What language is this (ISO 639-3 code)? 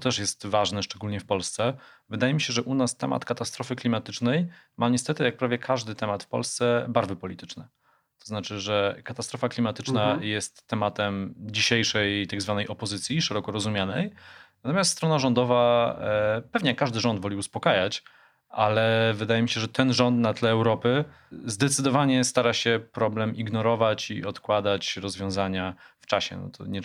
pol